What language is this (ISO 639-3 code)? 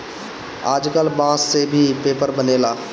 bho